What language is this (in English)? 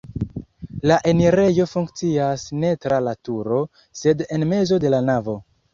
Esperanto